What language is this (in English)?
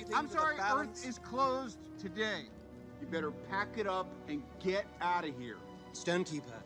English